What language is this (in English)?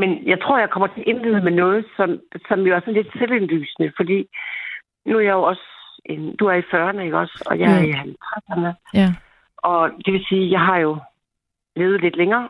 Danish